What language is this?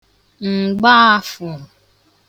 Igbo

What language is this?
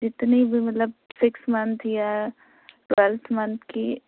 Urdu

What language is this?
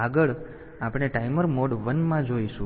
Gujarati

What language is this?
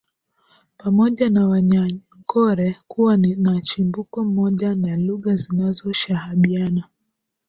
Swahili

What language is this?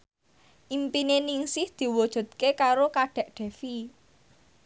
Javanese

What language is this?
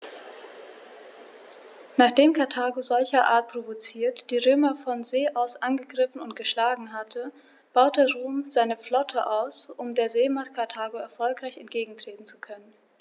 German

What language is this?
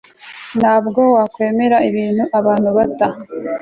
Kinyarwanda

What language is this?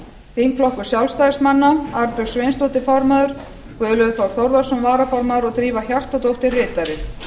Icelandic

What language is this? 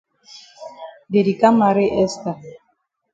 Cameroon Pidgin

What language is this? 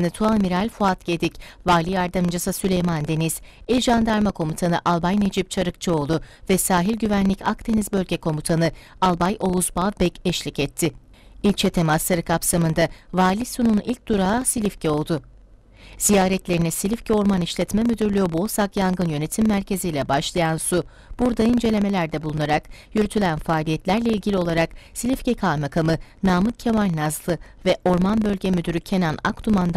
Turkish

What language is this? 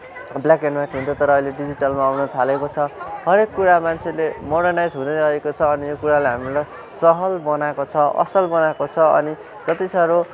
Nepali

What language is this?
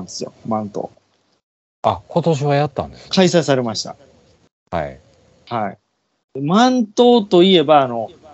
Japanese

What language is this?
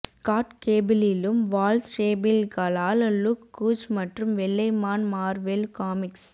Tamil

